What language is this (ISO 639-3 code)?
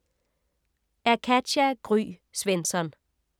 dan